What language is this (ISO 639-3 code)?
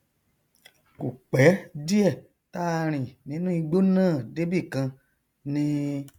yor